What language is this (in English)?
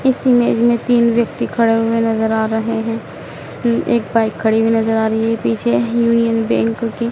Hindi